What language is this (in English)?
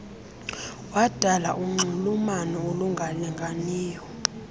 Xhosa